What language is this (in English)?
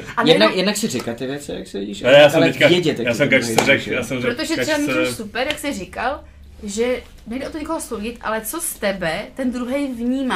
Czech